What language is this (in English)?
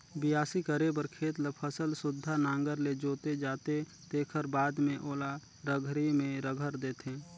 Chhattisgarhi